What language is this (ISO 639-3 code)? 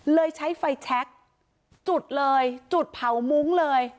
tha